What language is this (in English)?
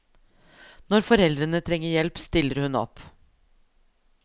Norwegian